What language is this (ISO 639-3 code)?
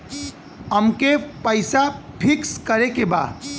bho